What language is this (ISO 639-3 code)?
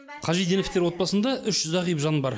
kaz